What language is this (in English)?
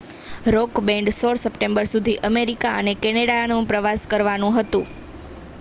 Gujarati